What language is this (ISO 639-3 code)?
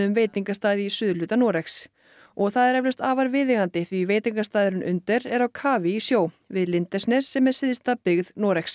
isl